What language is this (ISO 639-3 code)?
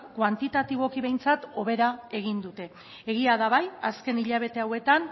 eus